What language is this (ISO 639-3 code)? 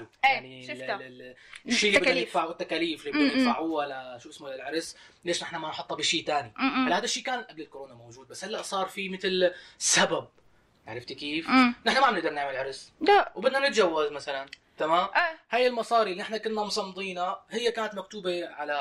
ara